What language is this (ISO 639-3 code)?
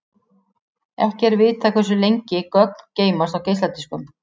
isl